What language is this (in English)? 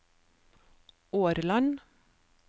Norwegian